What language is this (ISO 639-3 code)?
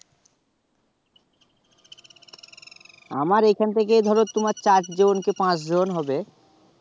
ben